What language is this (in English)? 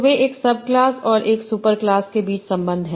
Hindi